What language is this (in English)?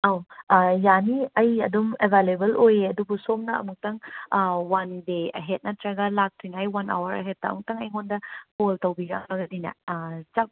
Manipuri